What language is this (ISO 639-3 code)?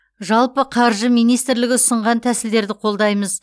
kaz